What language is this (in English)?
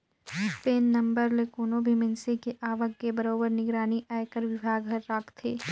Chhattisgarhi